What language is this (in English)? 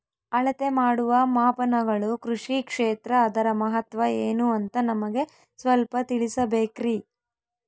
Kannada